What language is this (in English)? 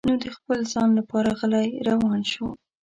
Pashto